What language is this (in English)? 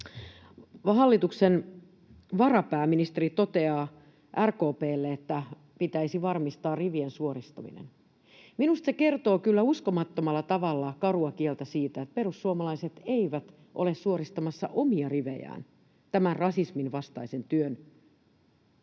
Finnish